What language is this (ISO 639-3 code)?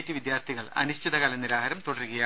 mal